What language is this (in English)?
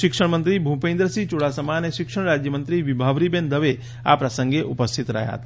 Gujarati